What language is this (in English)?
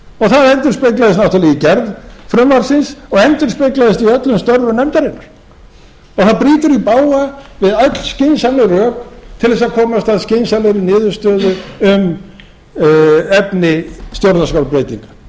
Icelandic